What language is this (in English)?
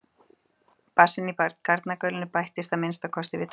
Icelandic